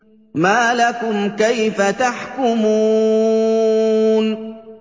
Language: Arabic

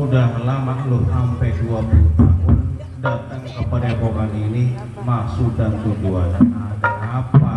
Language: Indonesian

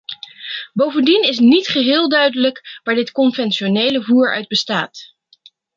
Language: Dutch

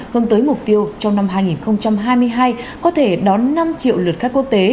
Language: Vietnamese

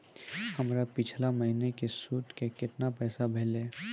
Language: Maithili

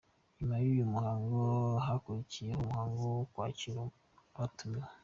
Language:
Kinyarwanda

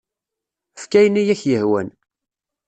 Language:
Kabyle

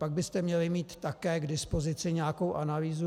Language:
Czech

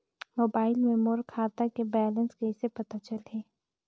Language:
Chhattisgarhi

